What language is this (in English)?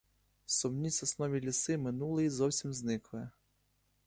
Ukrainian